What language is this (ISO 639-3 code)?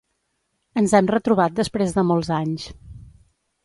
cat